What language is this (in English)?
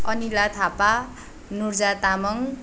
Nepali